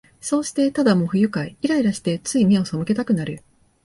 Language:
Japanese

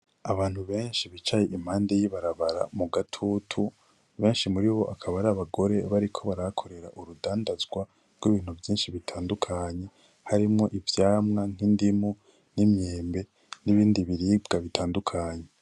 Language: Rundi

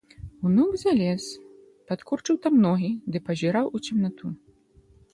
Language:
Belarusian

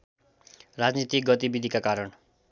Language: Nepali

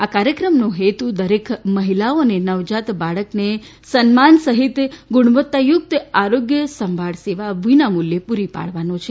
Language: Gujarati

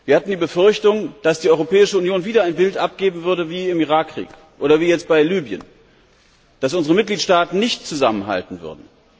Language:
German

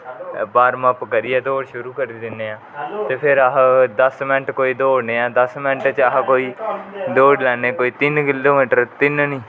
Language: Dogri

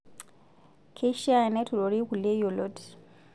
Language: Masai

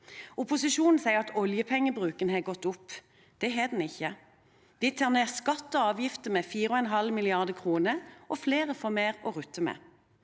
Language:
Norwegian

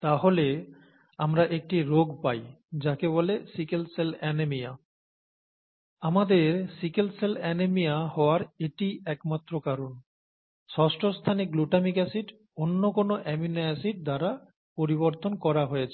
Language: Bangla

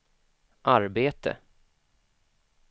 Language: Swedish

